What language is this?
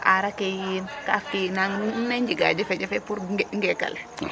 Serer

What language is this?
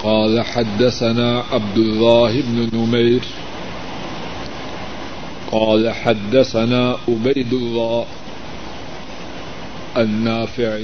Urdu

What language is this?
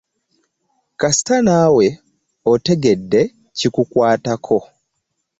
Ganda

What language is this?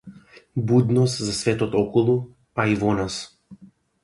Macedonian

